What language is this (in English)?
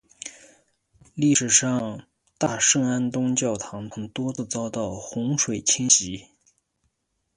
Chinese